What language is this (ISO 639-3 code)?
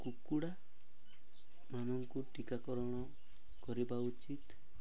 ori